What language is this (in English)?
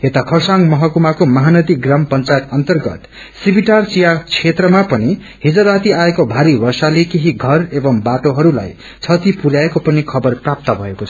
Nepali